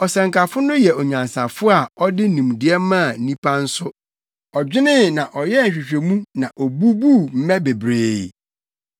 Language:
Akan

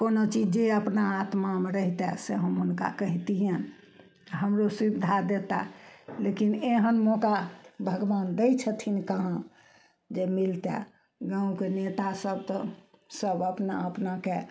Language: Maithili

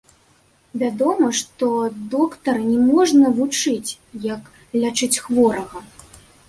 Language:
Belarusian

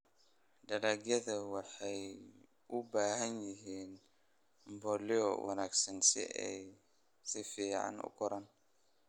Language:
Somali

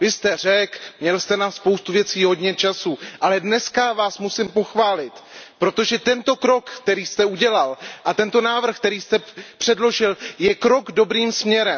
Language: Czech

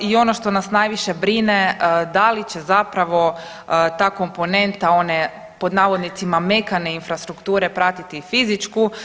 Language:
Croatian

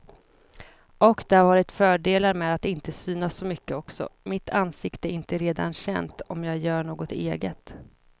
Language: Swedish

